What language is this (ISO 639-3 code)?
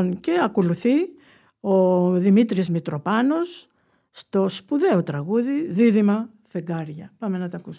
ell